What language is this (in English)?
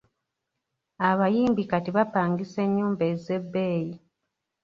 Ganda